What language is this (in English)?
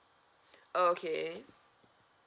English